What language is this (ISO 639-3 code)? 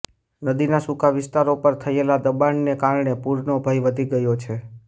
guj